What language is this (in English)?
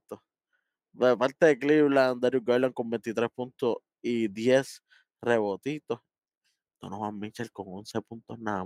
Spanish